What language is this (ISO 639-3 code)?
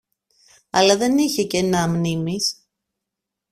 ell